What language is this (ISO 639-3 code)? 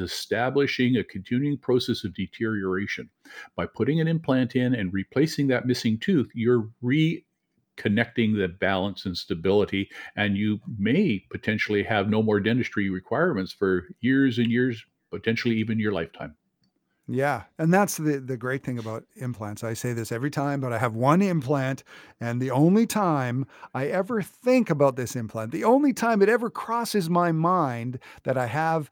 eng